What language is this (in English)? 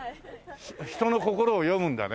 Japanese